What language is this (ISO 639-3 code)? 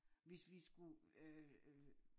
dan